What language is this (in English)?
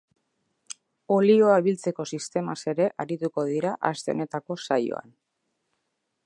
Basque